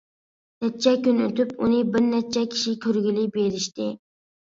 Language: Uyghur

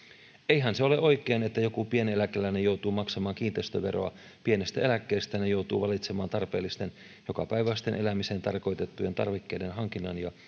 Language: Finnish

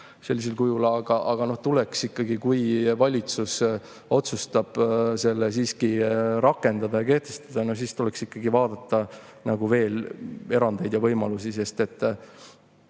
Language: Estonian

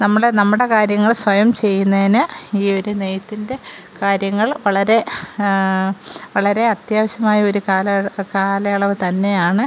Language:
Malayalam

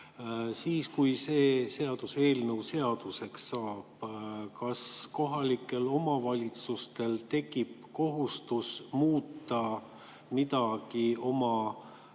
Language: Estonian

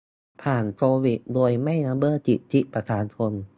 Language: Thai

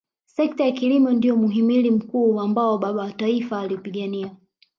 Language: Swahili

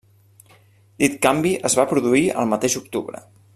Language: Catalan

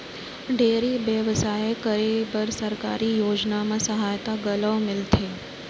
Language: Chhattisgarhi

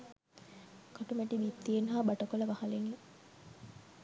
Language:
Sinhala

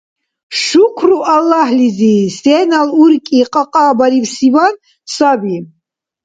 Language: Dargwa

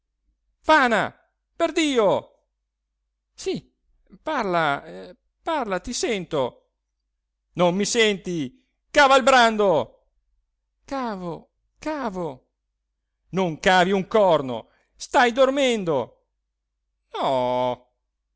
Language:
Italian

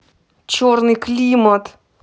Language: Russian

